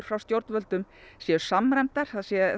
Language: Icelandic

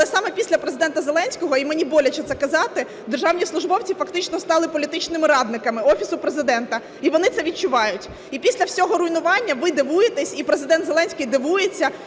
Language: Ukrainian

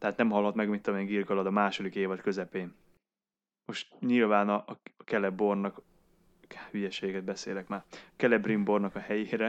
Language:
Hungarian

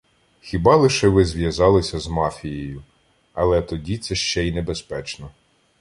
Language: Ukrainian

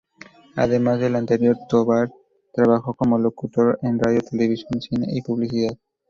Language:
Spanish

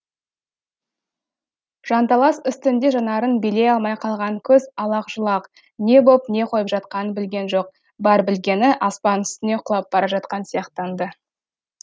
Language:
Kazakh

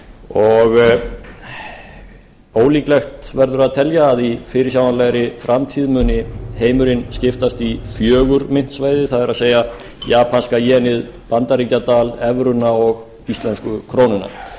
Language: Icelandic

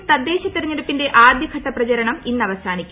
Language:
Malayalam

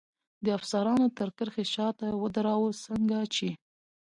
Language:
Pashto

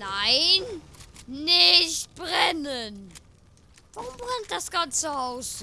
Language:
German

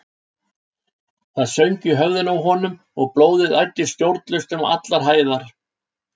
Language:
Icelandic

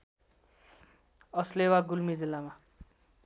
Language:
Nepali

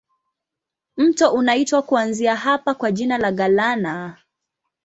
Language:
Swahili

